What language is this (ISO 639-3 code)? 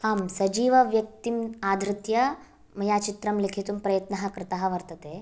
san